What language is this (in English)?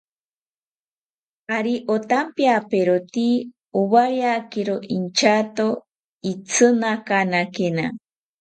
South Ucayali Ashéninka